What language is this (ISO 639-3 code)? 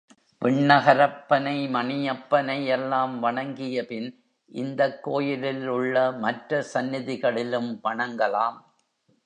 tam